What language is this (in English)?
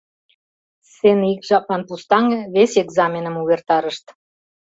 Mari